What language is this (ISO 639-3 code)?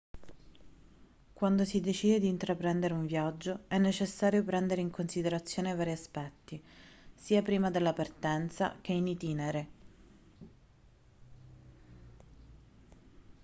ita